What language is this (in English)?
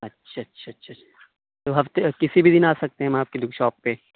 Urdu